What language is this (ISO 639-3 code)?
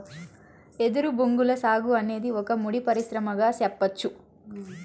tel